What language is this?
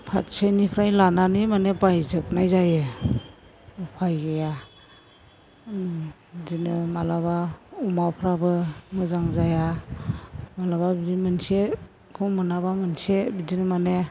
Bodo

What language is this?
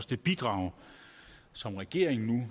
Danish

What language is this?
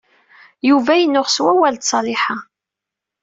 Kabyle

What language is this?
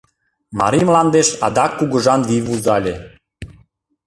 Mari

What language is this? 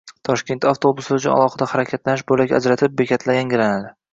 Uzbek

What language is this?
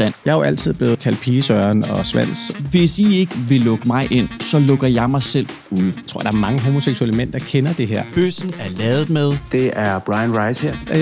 Danish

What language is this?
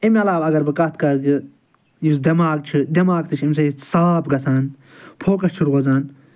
Kashmiri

